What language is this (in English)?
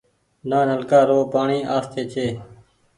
Goaria